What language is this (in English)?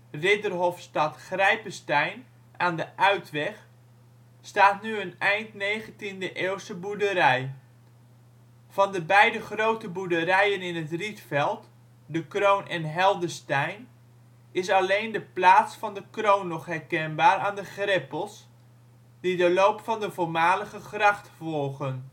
Dutch